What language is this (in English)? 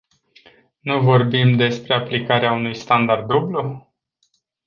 Romanian